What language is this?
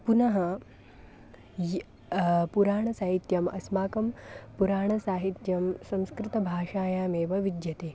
Sanskrit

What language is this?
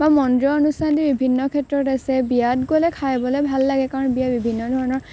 Assamese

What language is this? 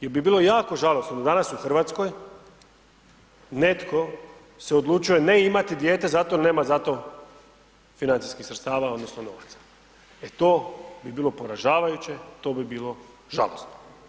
Croatian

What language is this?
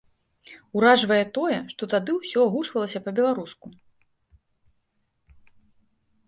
Belarusian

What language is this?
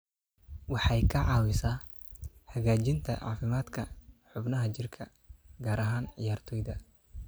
Somali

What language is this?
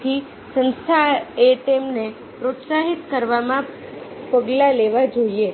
Gujarati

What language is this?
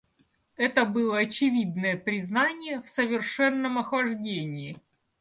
Russian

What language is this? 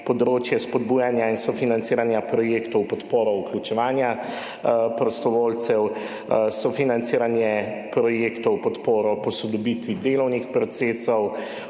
Slovenian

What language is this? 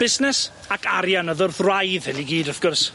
Welsh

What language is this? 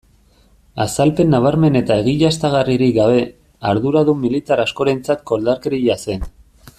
Basque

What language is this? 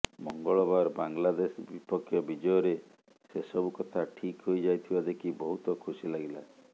Odia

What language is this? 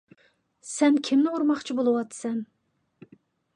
Uyghur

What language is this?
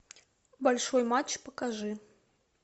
Russian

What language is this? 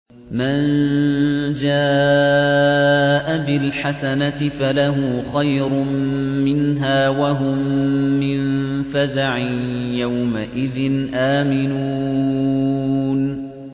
Arabic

